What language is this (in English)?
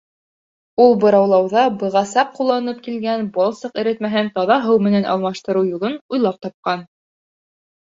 Bashkir